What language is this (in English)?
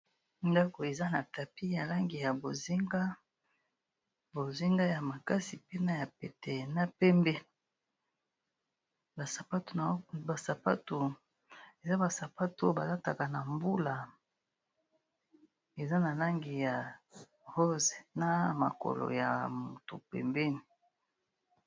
Lingala